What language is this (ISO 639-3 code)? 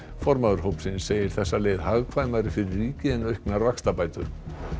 isl